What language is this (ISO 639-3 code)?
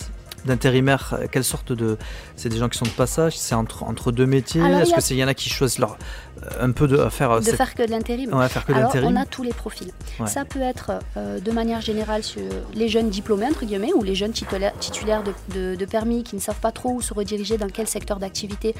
fra